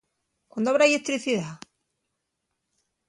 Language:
Asturian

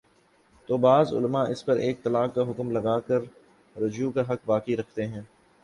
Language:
Urdu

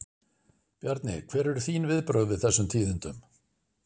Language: Icelandic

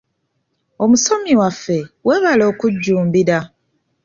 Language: Ganda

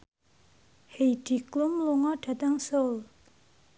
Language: Javanese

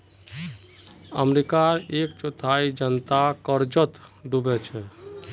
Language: Magahi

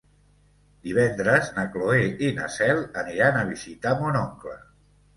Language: Catalan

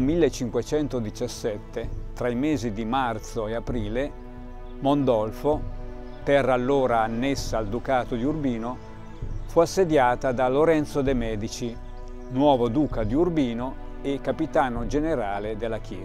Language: Italian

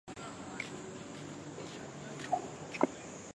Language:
Chinese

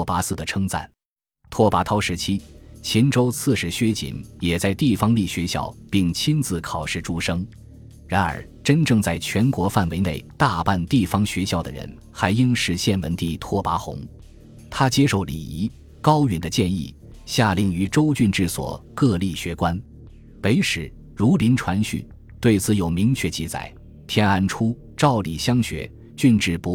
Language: Chinese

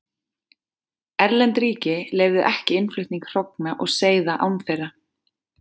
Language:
Icelandic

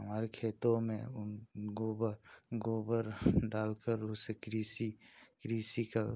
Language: Hindi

